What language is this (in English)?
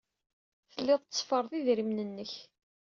Kabyle